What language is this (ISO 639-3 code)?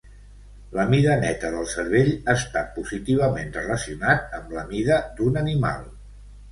cat